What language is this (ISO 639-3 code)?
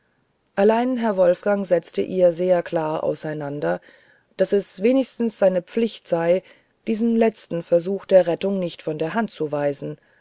deu